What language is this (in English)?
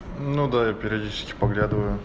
Russian